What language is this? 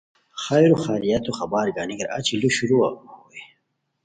Khowar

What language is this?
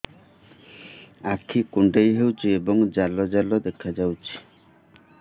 Odia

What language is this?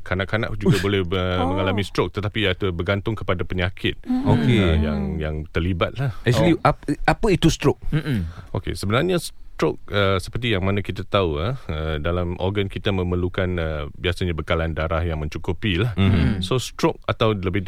Malay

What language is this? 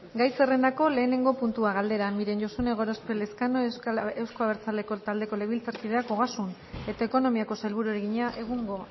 Basque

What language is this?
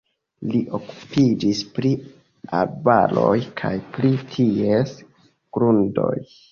Esperanto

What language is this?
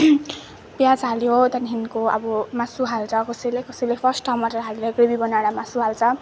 Nepali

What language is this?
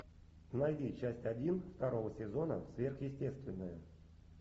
Russian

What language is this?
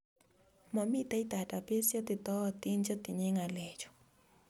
Kalenjin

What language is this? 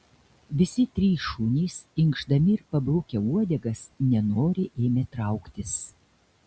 Lithuanian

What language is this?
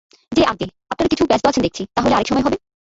Bangla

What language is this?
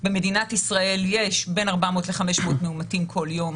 Hebrew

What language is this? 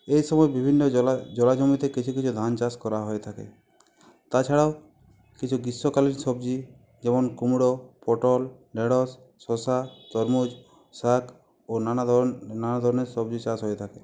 Bangla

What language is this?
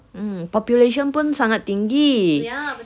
English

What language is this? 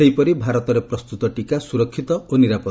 Odia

